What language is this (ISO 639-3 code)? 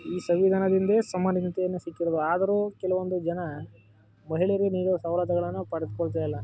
kan